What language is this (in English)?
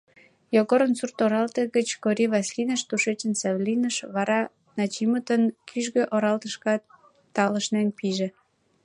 Mari